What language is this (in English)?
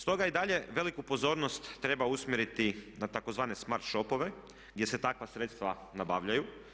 Croatian